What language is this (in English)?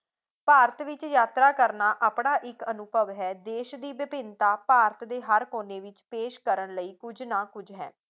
Punjabi